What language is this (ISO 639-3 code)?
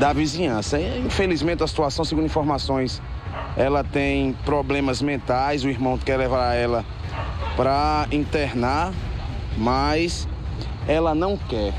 por